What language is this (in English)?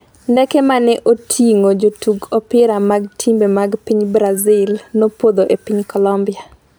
Luo (Kenya and Tanzania)